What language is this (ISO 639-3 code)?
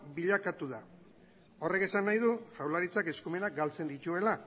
eus